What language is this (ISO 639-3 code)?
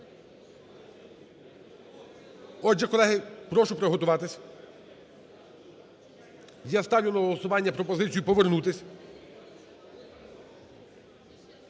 ukr